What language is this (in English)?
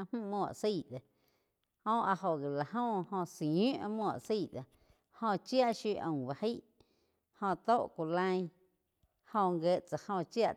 Quiotepec Chinantec